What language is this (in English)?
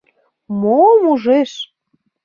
Mari